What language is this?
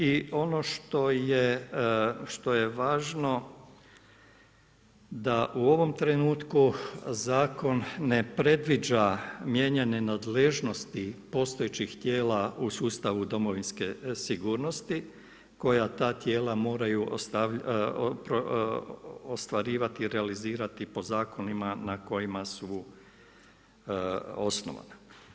Croatian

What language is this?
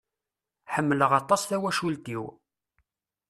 Kabyle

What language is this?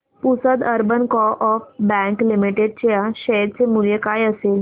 Marathi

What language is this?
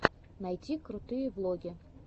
Russian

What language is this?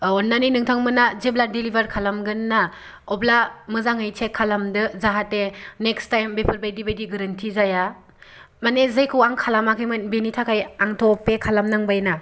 Bodo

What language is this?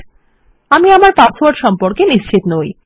Bangla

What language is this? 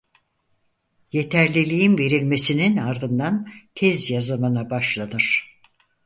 Turkish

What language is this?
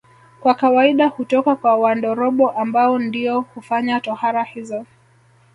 Swahili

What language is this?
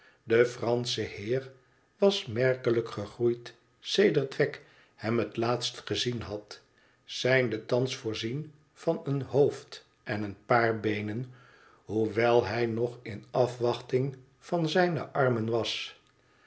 Dutch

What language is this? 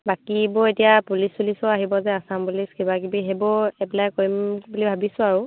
Assamese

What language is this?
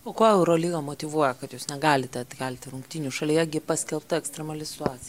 Lithuanian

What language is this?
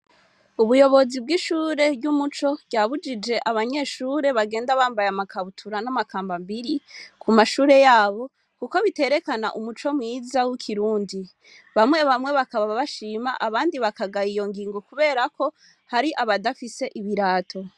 Rundi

